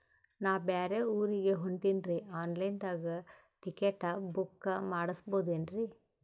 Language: Kannada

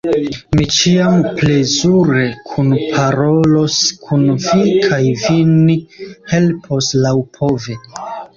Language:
Esperanto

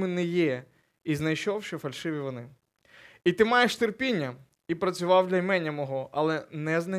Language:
Ukrainian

